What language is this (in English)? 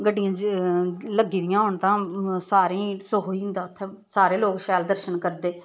Dogri